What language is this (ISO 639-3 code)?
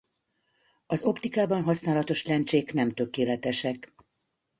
hun